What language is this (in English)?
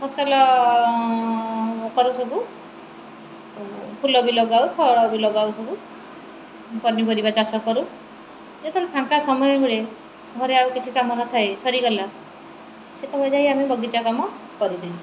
Odia